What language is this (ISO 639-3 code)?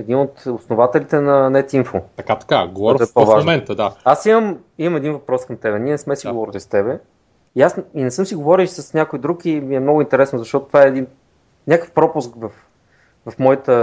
bul